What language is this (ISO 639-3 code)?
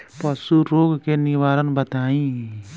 bho